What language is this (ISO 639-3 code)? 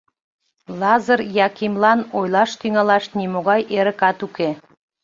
chm